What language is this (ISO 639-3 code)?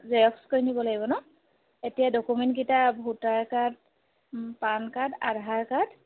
asm